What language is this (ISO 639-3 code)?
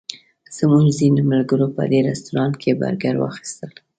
pus